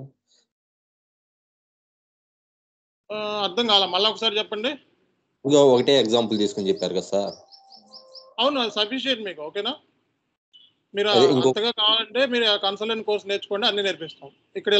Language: Telugu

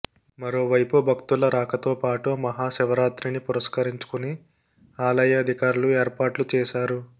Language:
Telugu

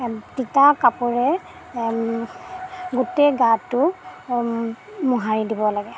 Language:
Assamese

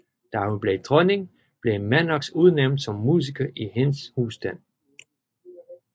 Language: Danish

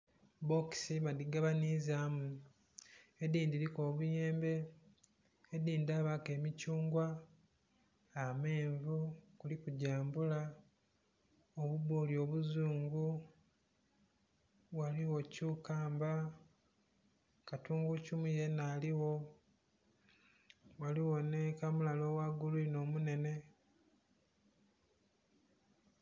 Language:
Soga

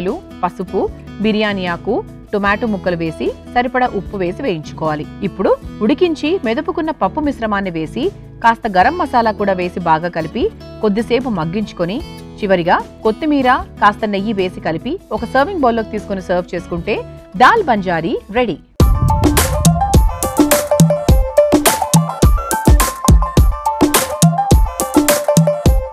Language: Telugu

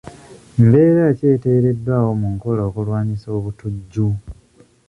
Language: Ganda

